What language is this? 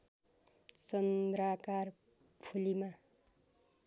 Nepali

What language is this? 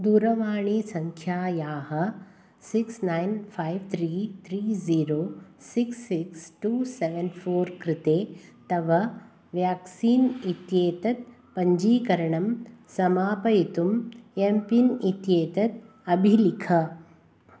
Sanskrit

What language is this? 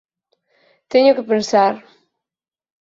Galician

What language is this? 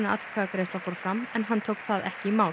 Icelandic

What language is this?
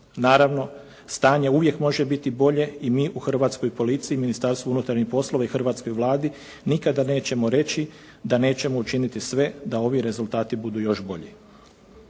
Croatian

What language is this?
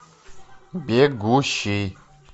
Russian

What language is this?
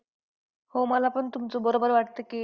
Marathi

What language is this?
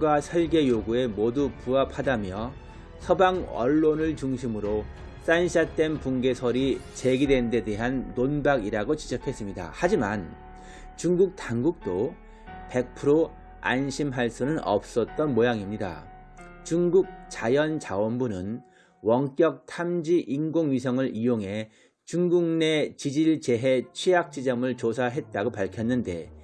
Korean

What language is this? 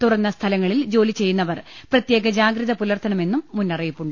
Malayalam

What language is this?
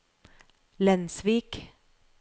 Norwegian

